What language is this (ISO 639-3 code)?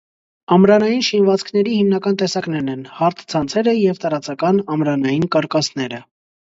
hye